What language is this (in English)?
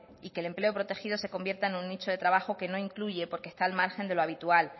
Spanish